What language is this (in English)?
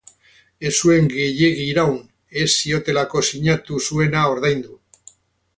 Basque